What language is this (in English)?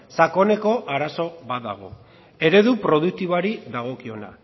Basque